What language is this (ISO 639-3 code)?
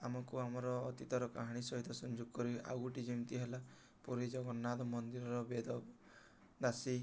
ori